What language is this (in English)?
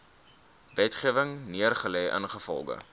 Afrikaans